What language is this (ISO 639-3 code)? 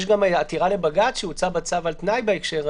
heb